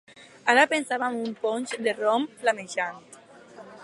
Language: Catalan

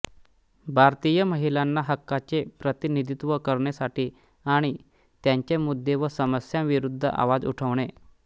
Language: Marathi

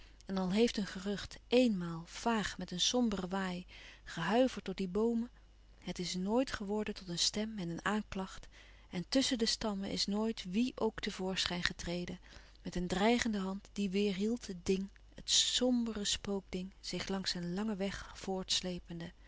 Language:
Dutch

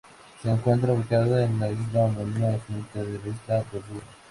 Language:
Spanish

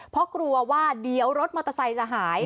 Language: Thai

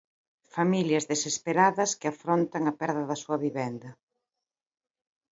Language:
Galician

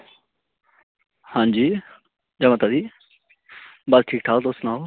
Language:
Dogri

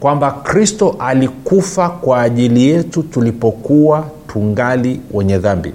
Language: Swahili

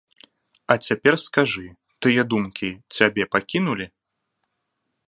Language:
Belarusian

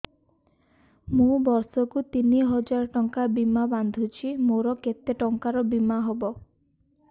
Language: Odia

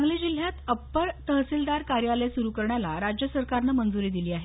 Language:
Marathi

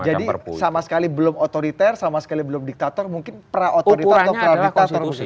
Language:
Indonesian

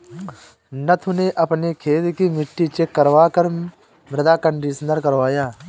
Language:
Hindi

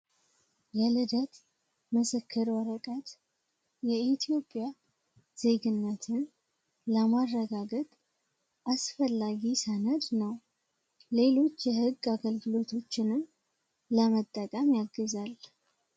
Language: Amharic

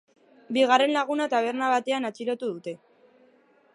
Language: Basque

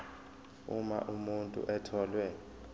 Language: Zulu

